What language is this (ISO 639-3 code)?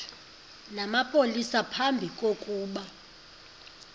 xho